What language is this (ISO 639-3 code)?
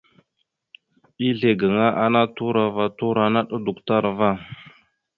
mxu